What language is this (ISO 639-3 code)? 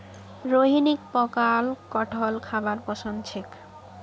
mag